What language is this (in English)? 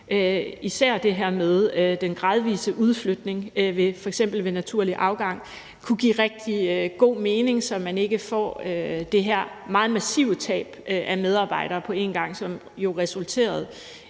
Danish